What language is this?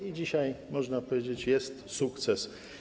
Polish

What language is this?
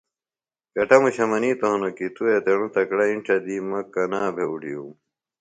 Phalura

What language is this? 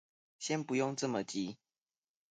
Chinese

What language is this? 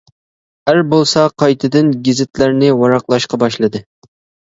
Uyghur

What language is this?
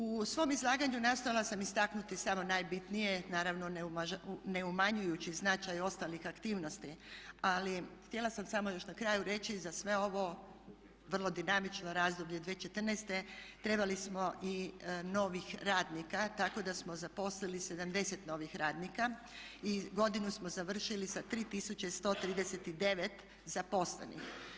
Croatian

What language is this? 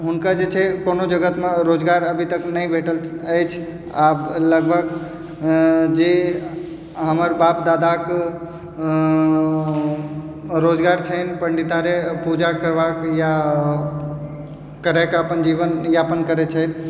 Maithili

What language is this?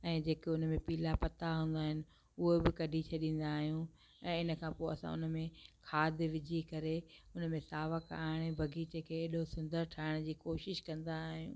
Sindhi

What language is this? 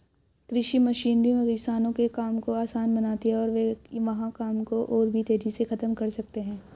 Hindi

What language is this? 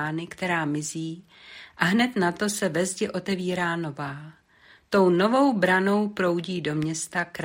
Czech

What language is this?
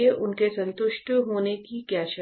Hindi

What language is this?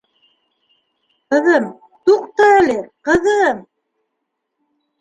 Bashkir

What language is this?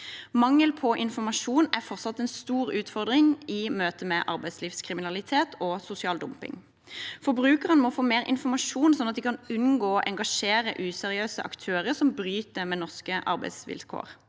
Norwegian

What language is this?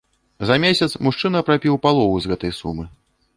Belarusian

